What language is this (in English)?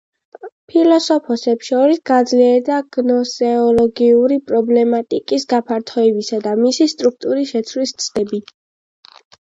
Georgian